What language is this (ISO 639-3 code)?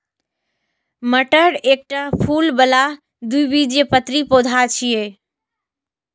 mai